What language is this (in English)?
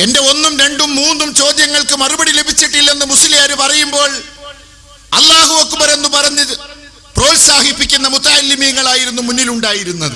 Malayalam